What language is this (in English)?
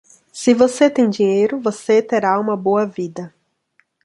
Portuguese